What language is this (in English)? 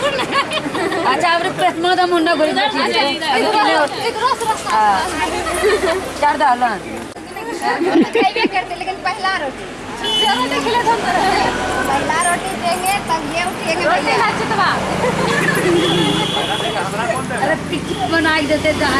Hindi